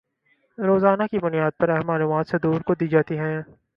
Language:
Urdu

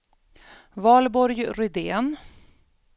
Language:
Swedish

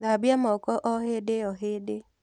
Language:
Kikuyu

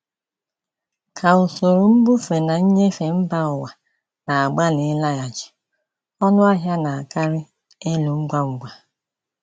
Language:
Igbo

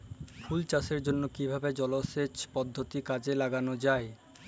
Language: Bangla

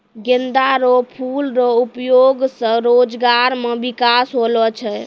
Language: Maithili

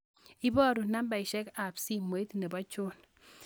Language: Kalenjin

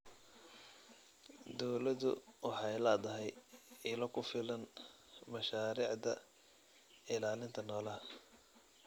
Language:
Somali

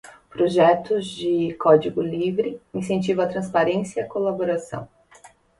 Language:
Portuguese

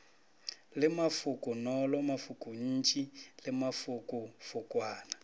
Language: Northern Sotho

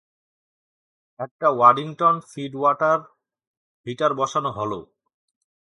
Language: Bangla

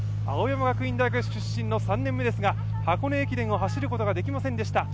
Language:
Japanese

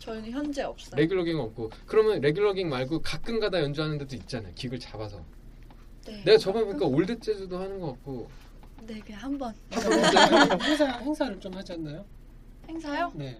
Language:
Korean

